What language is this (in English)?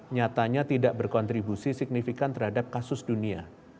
Indonesian